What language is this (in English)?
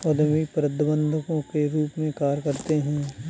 Hindi